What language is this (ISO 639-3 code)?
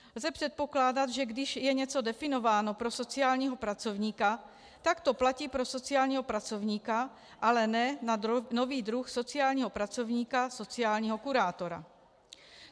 ces